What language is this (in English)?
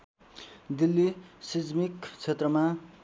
Nepali